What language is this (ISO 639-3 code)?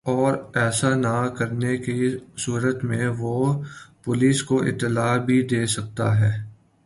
urd